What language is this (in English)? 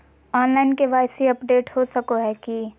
Magahi